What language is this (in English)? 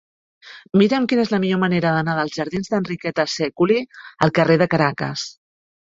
Catalan